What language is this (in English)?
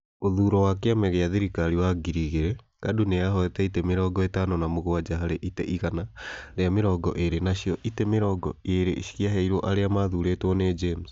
Kikuyu